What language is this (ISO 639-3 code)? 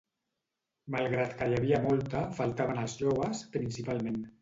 cat